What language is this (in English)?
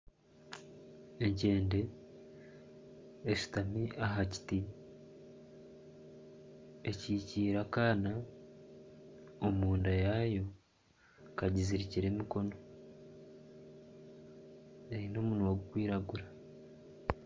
Nyankole